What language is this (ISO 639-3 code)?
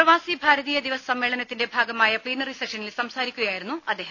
mal